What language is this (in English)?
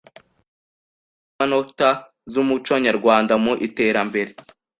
Kinyarwanda